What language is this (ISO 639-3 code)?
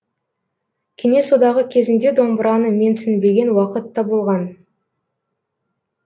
kaz